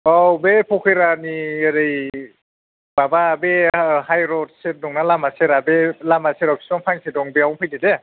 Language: Bodo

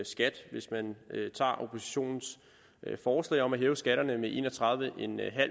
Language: Danish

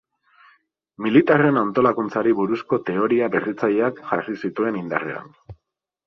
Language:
Basque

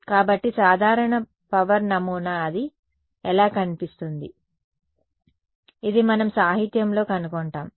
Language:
Telugu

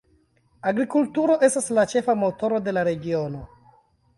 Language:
Esperanto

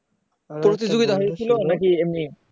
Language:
Bangla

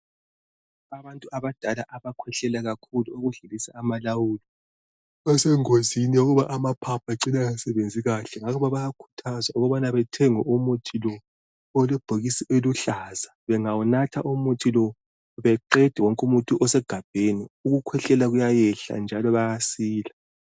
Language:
North Ndebele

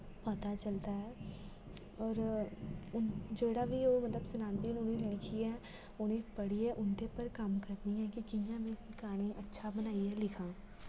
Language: Dogri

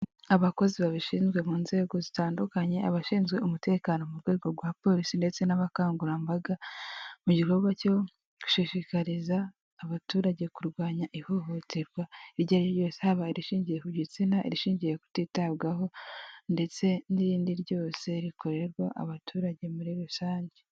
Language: Kinyarwanda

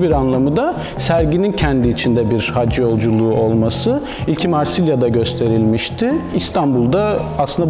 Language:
Turkish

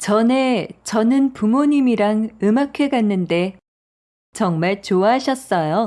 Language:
Korean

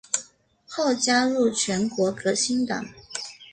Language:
Chinese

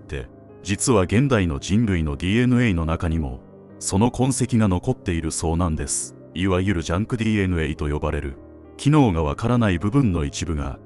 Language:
Japanese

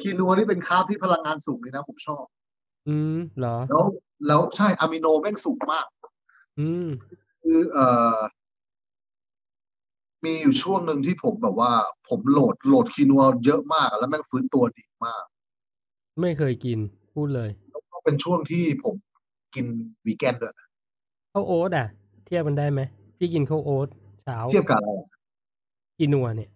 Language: Thai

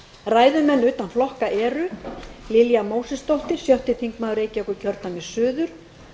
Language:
Icelandic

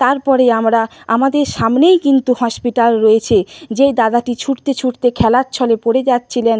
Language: Bangla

